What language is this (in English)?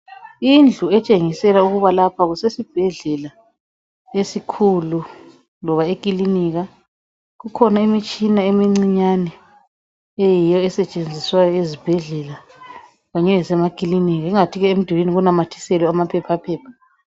North Ndebele